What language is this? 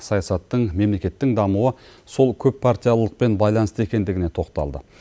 Kazakh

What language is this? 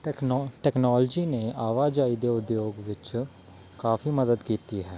Punjabi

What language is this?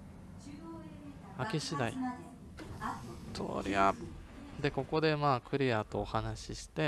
Japanese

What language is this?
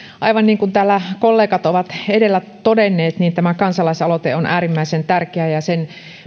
Finnish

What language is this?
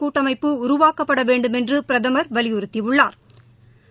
Tamil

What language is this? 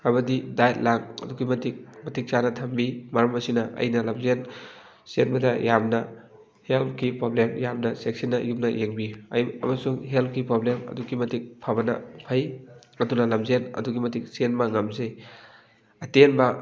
Manipuri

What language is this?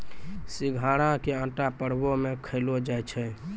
Maithili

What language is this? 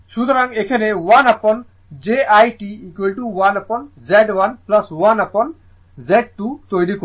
Bangla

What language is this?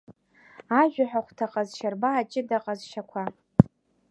Abkhazian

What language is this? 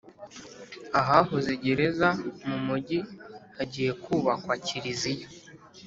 Kinyarwanda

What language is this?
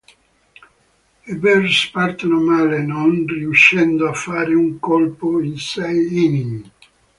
Italian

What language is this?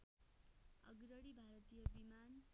Nepali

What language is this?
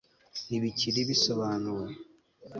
Kinyarwanda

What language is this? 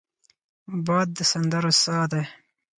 Pashto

